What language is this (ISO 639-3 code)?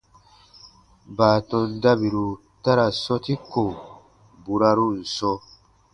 bba